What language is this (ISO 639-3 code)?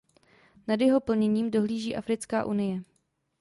ces